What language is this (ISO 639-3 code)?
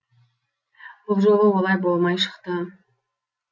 kaz